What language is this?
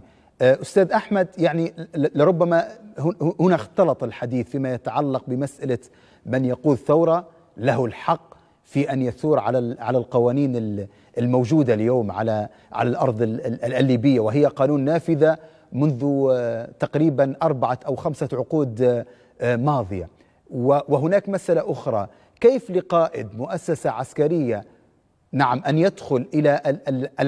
Arabic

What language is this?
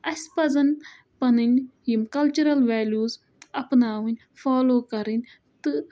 Kashmiri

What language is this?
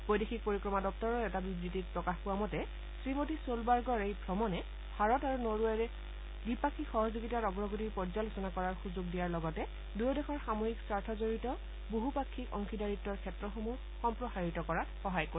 Assamese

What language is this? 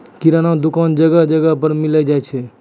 Maithili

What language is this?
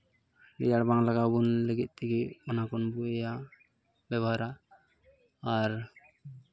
Santali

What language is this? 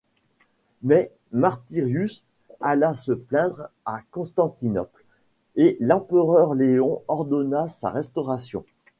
French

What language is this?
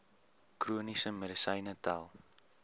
Afrikaans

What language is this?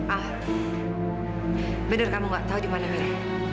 Indonesian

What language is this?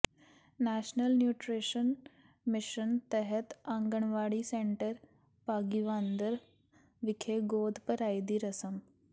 Punjabi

